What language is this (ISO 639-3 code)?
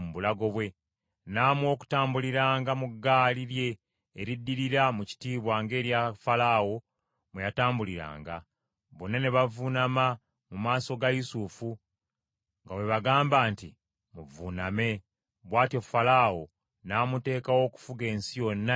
lug